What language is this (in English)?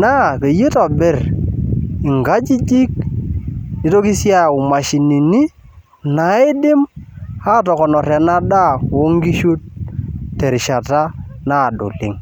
Masai